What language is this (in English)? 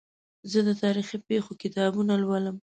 Pashto